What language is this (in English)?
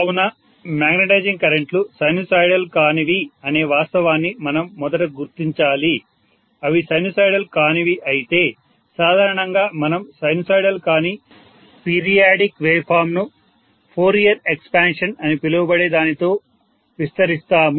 Telugu